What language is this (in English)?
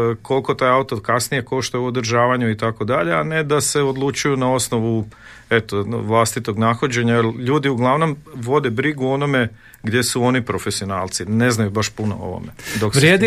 Croatian